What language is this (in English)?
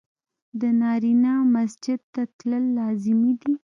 Pashto